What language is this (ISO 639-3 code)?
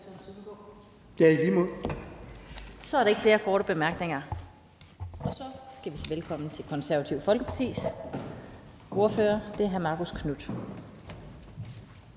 dan